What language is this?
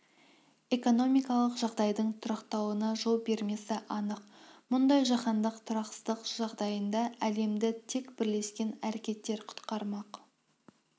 Kazakh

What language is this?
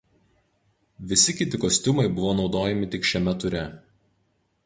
Lithuanian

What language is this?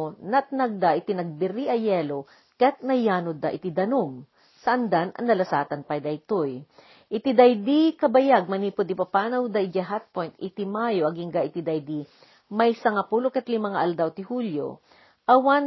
Filipino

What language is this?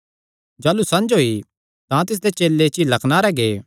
Kangri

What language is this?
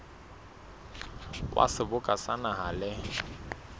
Southern Sotho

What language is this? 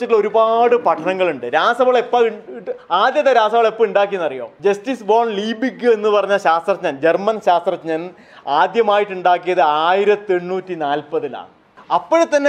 Malayalam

